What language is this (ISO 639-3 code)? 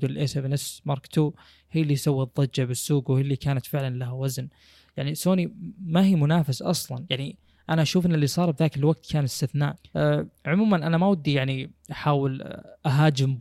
ara